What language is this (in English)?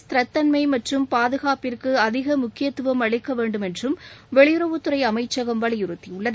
Tamil